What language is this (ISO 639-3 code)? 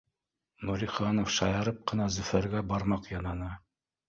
bak